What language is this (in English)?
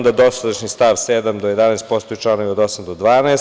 Serbian